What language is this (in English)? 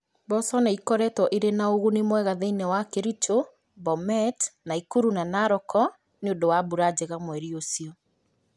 Kikuyu